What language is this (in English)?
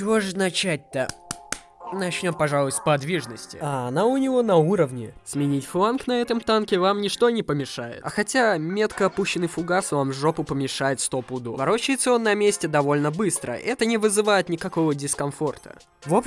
Russian